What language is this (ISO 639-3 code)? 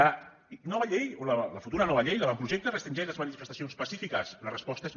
cat